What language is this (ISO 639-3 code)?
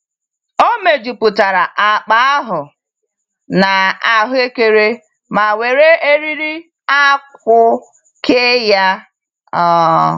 ibo